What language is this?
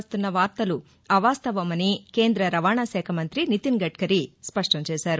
Telugu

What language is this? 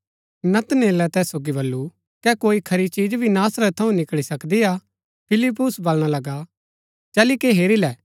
Gaddi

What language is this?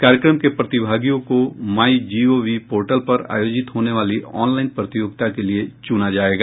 Hindi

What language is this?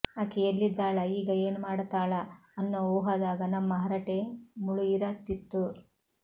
Kannada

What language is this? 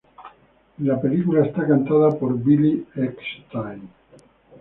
Spanish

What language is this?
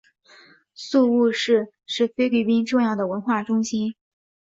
Chinese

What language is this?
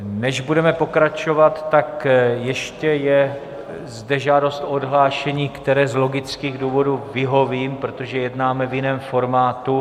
Czech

